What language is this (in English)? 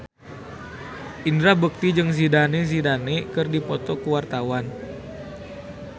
Sundanese